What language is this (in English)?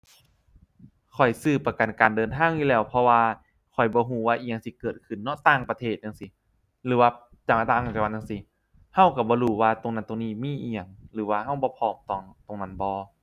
Thai